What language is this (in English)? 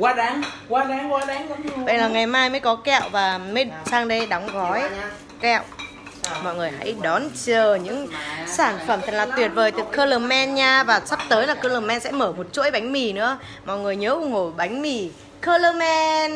Vietnamese